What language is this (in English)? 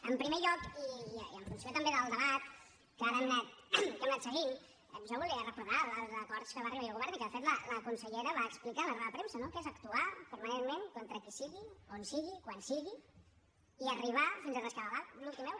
Catalan